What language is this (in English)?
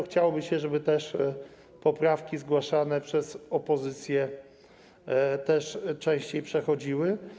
Polish